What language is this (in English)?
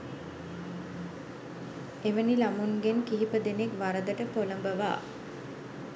Sinhala